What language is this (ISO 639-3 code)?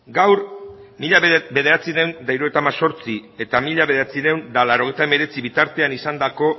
eus